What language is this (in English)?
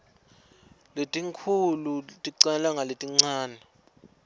Swati